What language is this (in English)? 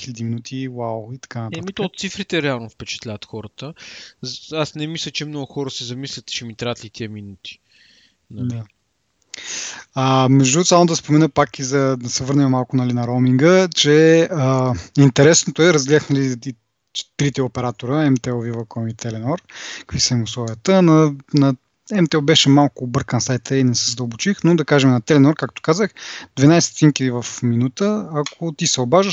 Bulgarian